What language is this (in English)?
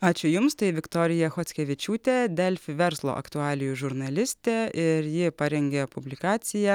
Lithuanian